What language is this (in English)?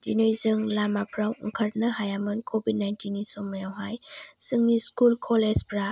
Bodo